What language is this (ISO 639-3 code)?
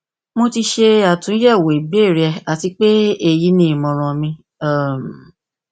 yor